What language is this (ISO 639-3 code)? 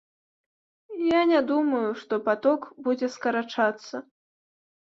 bel